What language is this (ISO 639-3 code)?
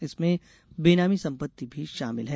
hin